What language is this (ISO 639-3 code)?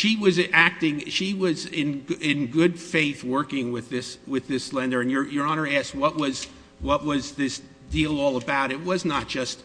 eng